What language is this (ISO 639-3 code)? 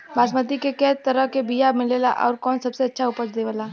bho